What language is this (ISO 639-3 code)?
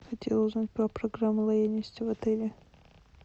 rus